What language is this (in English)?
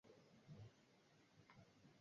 Swahili